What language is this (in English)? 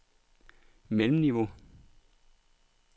Danish